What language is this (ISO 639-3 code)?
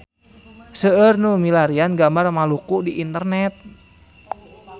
sun